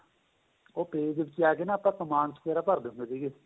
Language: Punjabi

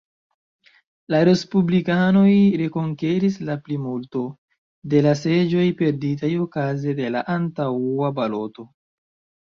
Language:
Esperanto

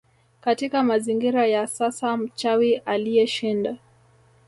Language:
Swahili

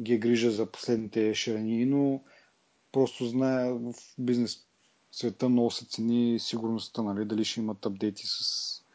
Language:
Bulgarian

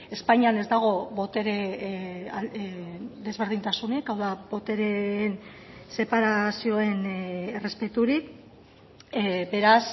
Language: Basque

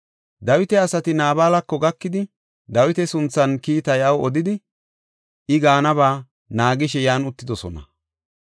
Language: Gofa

